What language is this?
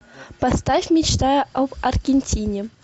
Russian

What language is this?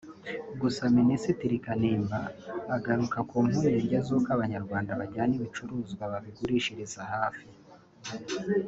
Kinyarwanda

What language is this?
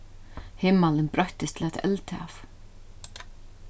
Faroese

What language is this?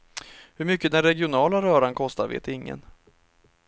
Swedish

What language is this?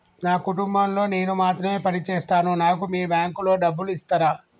Telugu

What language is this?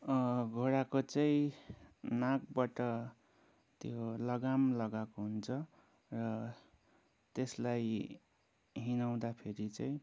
Nepali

